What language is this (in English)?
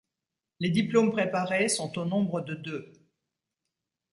French